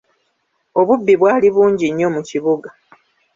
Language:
Ganda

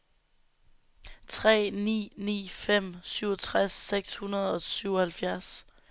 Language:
Danish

